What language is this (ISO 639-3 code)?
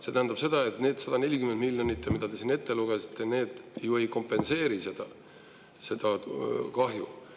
est